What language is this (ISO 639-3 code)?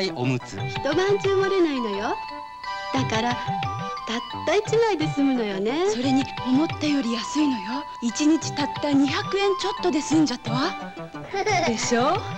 jpn